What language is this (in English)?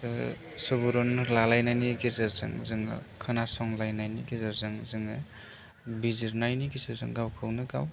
Bodo